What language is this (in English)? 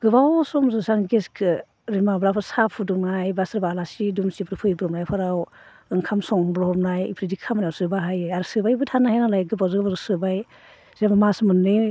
Bodo